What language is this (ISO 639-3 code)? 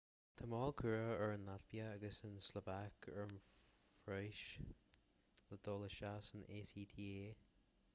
gle